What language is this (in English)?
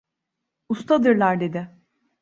Turkish